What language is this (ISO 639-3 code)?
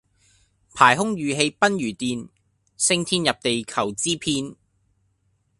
yue